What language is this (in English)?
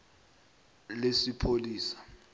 South Ndebele